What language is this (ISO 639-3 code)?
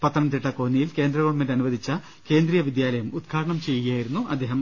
mal